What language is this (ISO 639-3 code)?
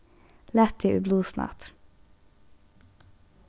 fao